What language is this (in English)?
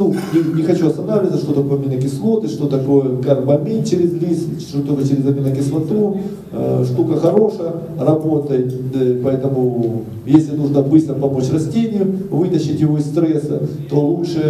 Russian